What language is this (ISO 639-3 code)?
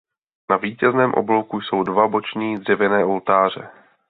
ces